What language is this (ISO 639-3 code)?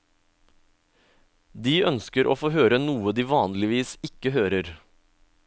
nor